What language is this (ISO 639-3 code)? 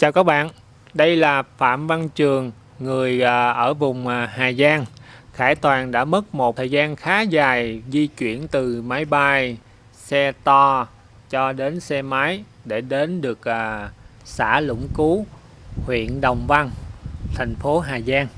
vie